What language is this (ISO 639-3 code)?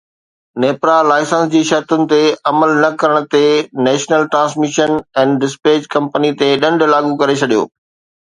snd